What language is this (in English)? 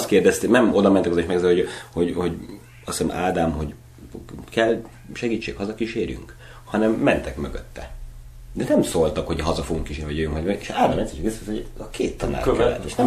Hungarian